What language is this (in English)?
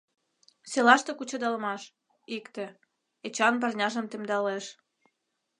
Mari